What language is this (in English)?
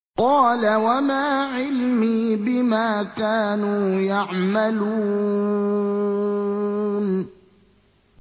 Arabic